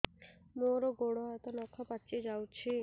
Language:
Odia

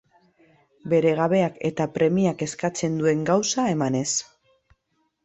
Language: Basque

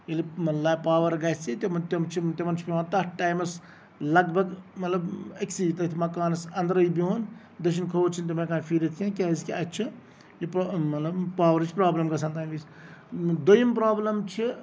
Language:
Kashmiri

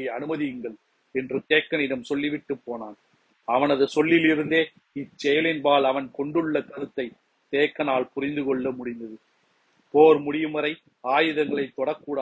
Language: Tamil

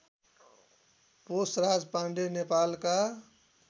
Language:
Nepali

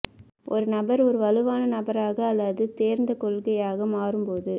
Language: Tamil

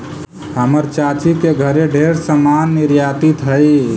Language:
Magahi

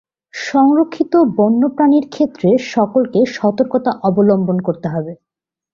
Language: Bangla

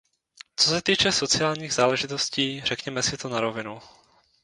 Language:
Czech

